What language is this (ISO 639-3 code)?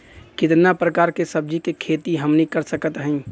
bho